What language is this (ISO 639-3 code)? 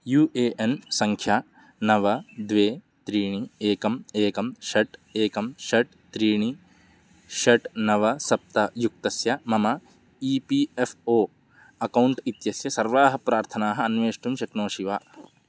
san